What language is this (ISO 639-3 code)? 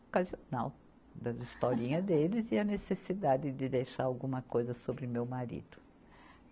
por